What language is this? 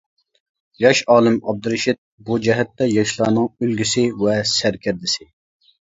Uyghur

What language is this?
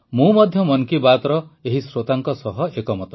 Odia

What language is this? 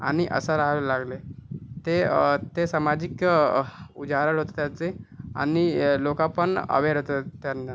Marathi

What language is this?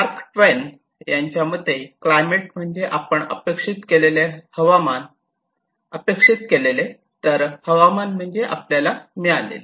Marathi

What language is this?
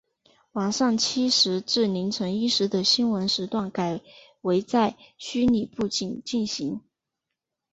Chinese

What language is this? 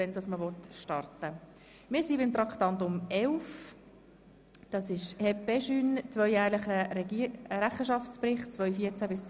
Swiss German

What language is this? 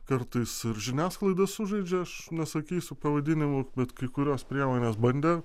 Lithuanian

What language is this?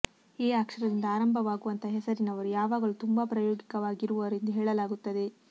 Kannada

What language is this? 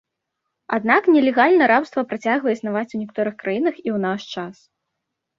Belarusian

